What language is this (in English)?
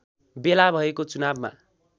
Nepali